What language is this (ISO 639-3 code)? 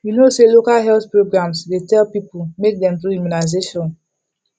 pcm